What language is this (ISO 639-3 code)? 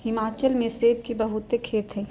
mag